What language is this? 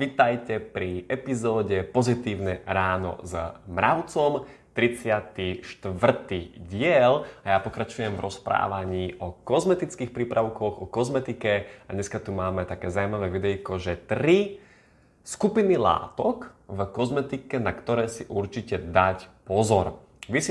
Slovak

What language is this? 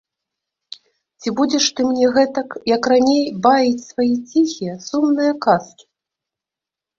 Belarusian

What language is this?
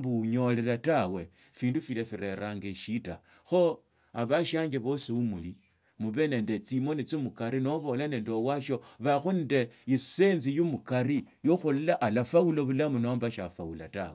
Tsotso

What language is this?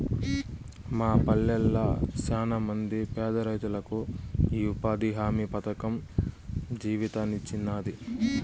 Telugu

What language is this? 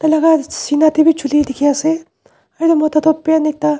Naga Pidgin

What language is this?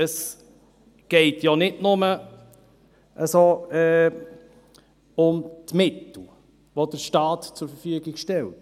Swiss German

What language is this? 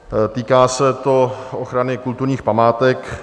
Czech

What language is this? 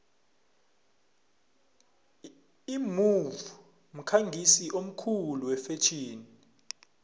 South Ndebele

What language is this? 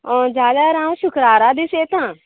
Konkani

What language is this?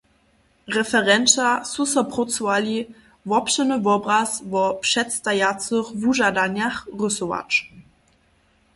Upper Sorbian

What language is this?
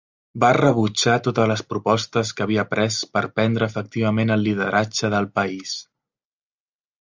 Catalan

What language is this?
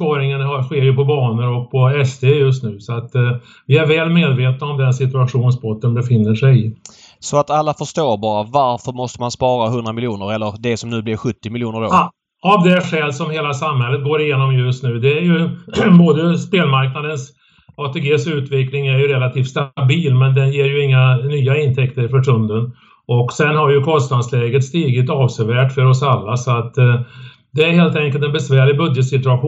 Swedish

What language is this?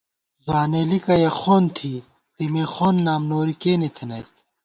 Gawar-Bati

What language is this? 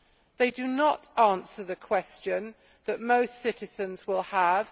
English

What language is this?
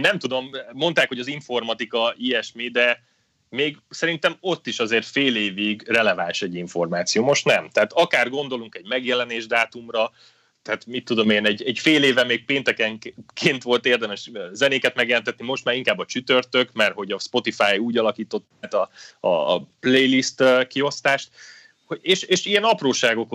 Hungarian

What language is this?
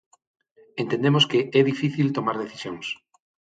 Galician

